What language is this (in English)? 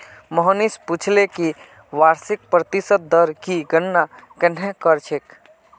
Magahi